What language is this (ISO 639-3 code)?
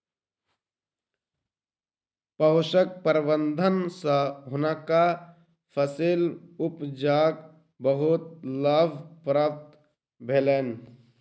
mai